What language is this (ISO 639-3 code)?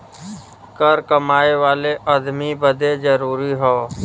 bho